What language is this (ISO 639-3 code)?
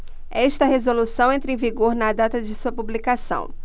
por